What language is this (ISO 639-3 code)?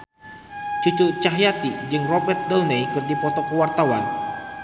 sun